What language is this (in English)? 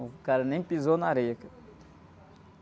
Portuguese